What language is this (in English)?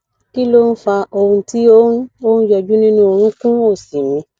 Yoruba